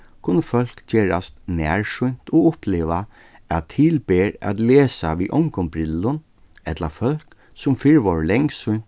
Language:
Faroese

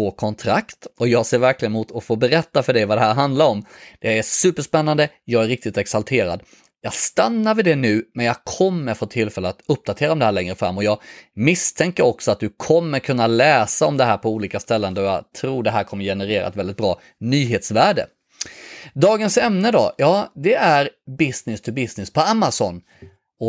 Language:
Swedish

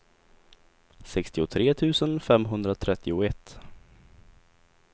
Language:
Swedish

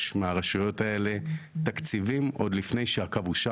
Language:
Hebrew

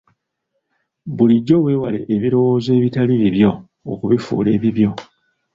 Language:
Ganda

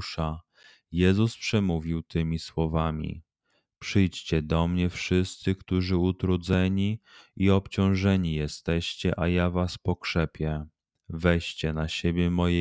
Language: Polish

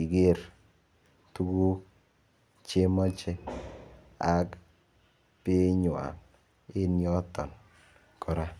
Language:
Kalenjin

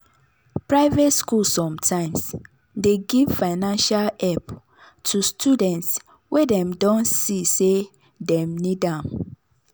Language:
Nigerian Pidgin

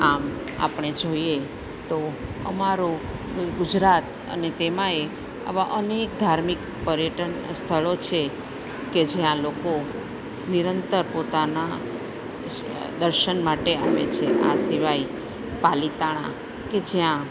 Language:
Gujarati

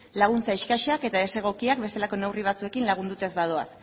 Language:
Basque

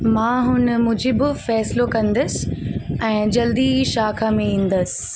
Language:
Sindhi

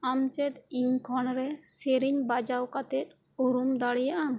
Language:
Santali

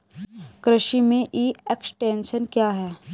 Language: Hindi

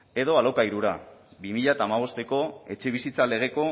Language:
Basque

